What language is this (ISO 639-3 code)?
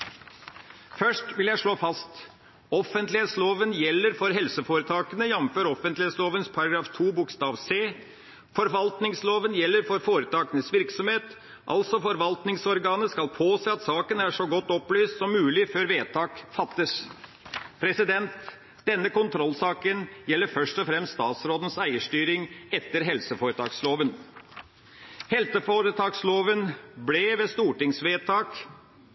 nob